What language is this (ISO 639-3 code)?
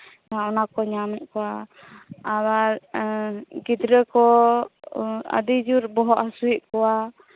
sat